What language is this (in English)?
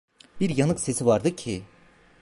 Turkish